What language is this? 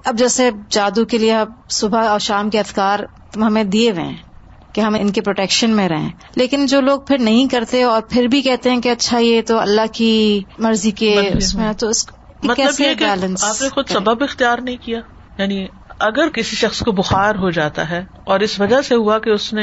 Urdu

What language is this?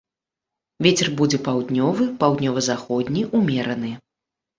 Belarusian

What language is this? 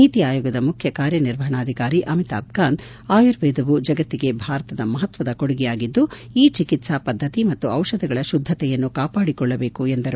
Kannada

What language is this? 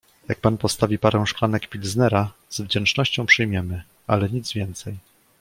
Polish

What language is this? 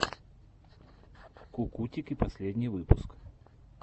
Russian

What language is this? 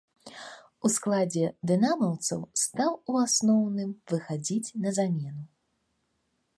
Belarusian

